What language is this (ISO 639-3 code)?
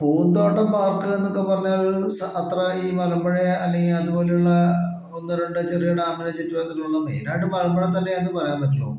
mal